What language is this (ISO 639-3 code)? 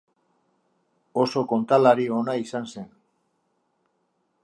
eus